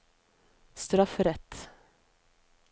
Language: Norwegian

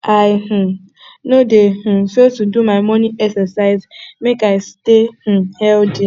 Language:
Nigerian Pidgin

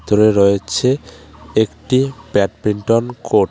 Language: Bangla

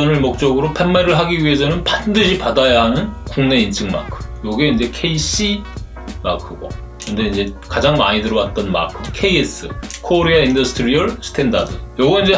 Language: Korean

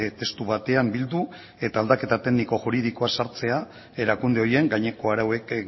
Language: Basque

